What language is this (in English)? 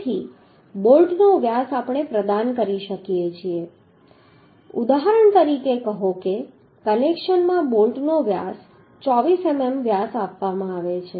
Gujarati